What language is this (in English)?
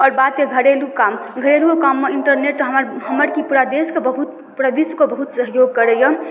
Maithili